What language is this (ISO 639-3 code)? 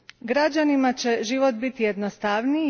hrv